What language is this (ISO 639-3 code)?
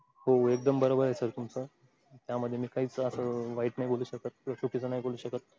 mar